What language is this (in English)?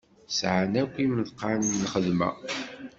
Kabyle